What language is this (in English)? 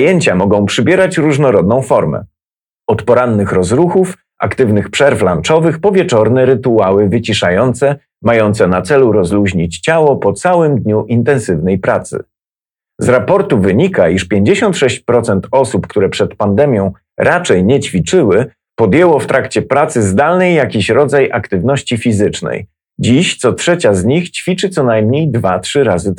Polish